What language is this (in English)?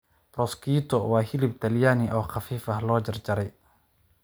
Somali